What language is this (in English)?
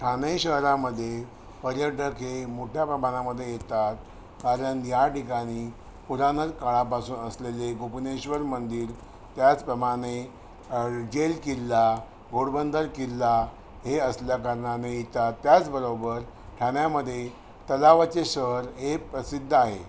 Marathi